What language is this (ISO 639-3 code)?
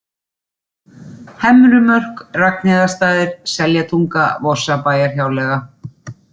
isl